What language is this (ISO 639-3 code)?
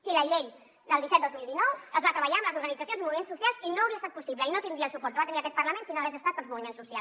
cat